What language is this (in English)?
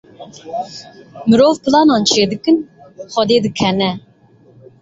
Kurdish